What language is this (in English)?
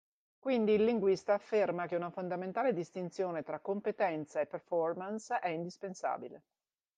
Italian